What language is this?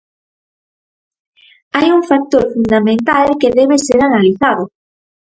Galician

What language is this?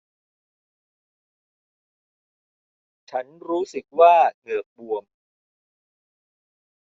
Thai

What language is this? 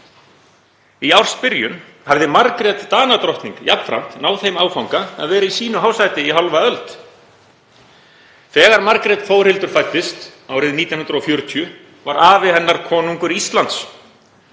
Icelandic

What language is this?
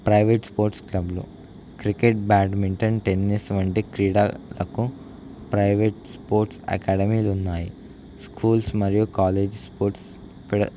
Telugu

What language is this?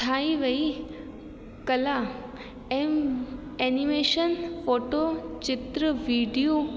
Sindhi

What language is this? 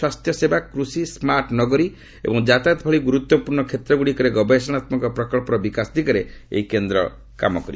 Odia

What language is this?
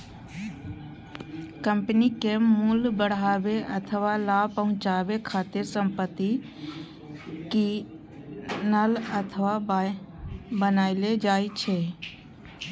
Maithili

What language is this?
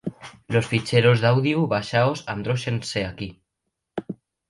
Asturian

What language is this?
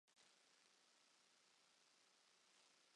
Cantonese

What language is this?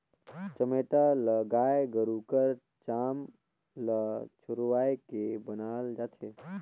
Chhattisgarhi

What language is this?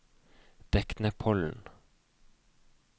Norwegian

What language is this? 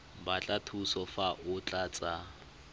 Tswana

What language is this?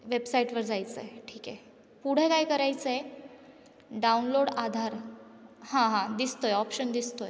Marathi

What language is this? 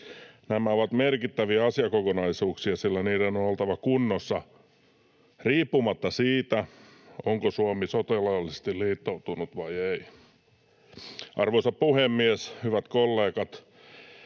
Finnish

